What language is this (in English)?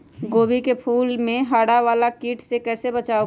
Magahi